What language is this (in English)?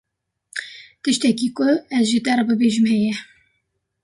Kurdish